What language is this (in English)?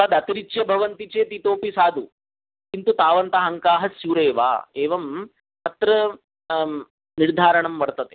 Sanskrit